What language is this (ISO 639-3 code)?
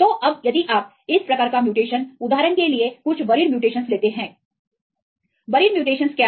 hin